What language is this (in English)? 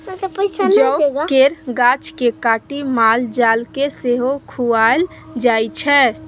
Maithili